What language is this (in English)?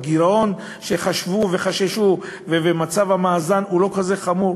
Hebrew